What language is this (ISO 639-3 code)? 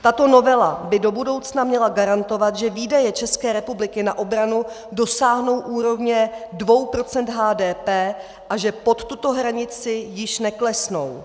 ces